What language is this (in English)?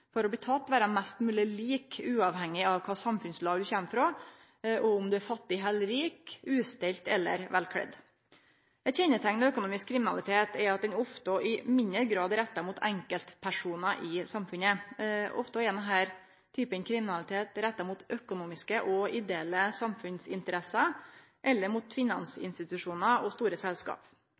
Norwegian Nynorsk